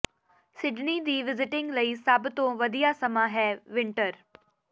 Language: Punjabi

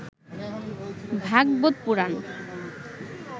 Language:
Bangla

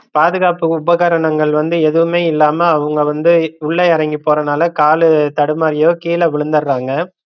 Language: Tamil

